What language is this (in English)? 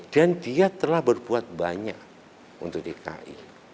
Indonesian